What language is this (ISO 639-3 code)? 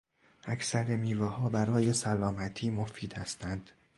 fas